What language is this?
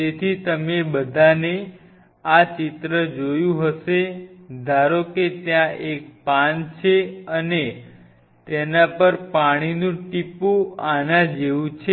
Gujarati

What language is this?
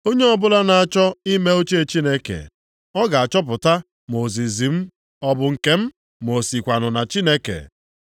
Igbo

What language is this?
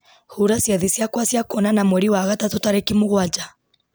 Kikuyu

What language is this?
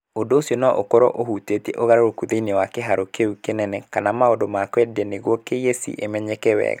Kikuyu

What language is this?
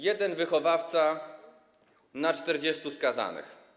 Polish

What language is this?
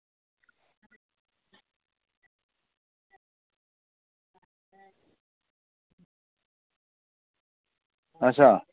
Dogri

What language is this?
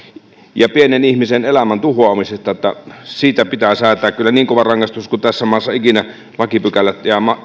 Finnish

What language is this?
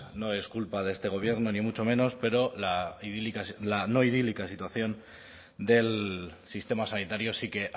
Spanish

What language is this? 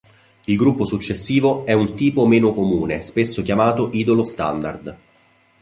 Italian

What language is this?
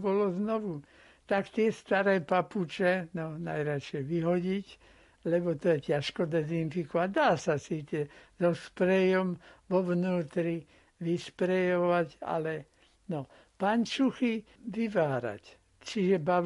Slovak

